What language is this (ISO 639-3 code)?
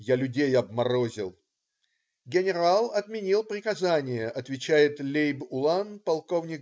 rus